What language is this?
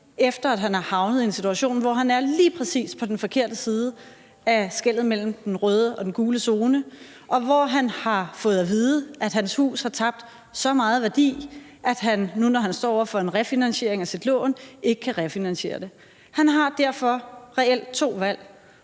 Danish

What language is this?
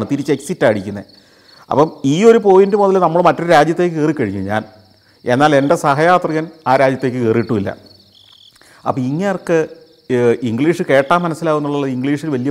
Malayalam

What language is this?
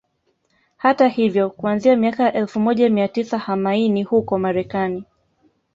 Swahili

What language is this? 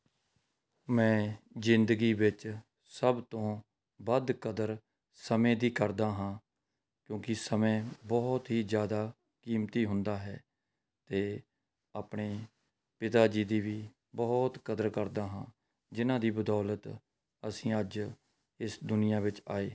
Punjabi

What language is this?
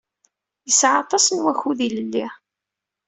Kabyle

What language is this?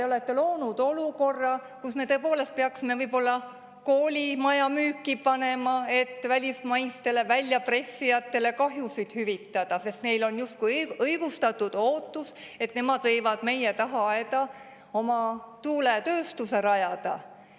Estonian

